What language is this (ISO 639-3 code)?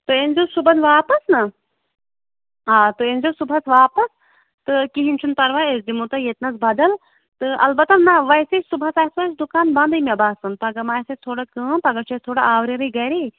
kas